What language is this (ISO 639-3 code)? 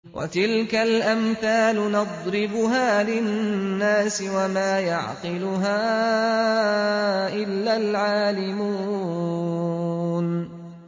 ara